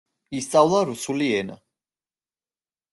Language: Georgian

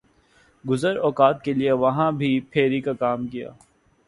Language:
Urdu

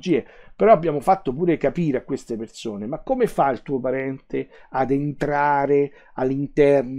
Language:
Italian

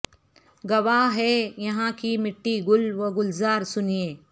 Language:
Urdu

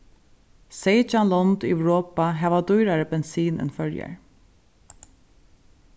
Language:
Faroese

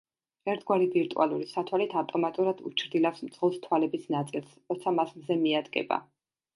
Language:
Georgian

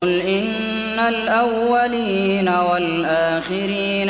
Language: Arabic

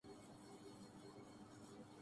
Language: Urdu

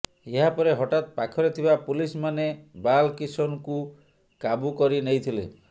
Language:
Odia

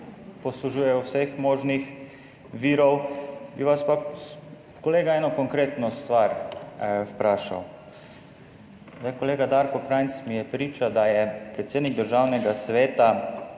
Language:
Slovenian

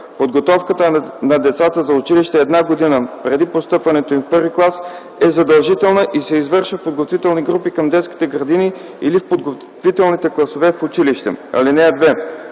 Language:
Bulgarian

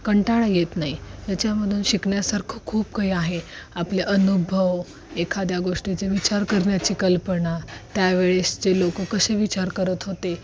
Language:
Marathi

